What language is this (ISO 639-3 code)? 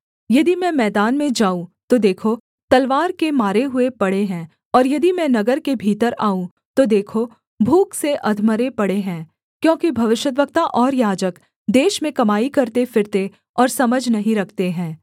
hin